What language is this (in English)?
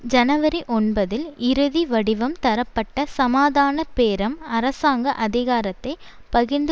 Tamil